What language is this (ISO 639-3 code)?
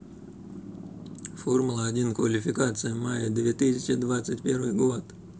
rus